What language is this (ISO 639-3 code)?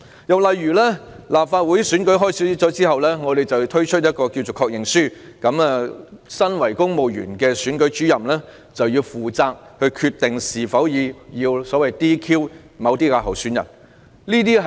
yue